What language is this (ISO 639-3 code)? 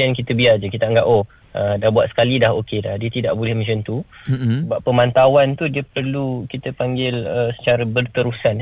msa